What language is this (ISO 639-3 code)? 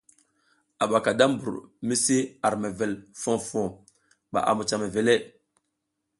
giz